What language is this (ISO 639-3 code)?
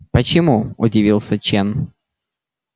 rus